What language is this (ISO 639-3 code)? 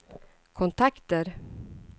swe